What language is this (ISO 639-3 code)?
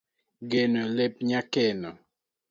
luo